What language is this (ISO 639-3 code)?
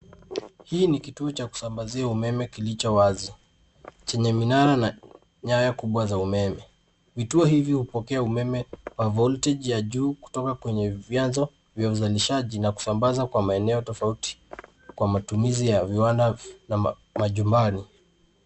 swa